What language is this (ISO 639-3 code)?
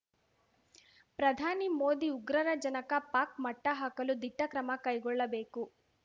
kan